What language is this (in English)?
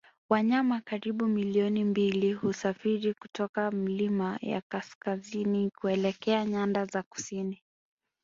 Swahili